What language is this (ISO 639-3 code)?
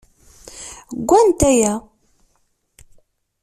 kab